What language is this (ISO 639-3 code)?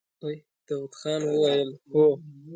pus